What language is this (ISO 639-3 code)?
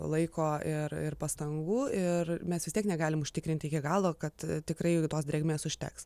lit